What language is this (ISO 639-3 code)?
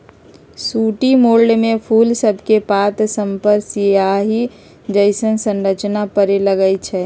mag